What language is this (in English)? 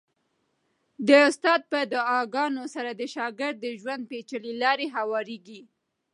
Pashto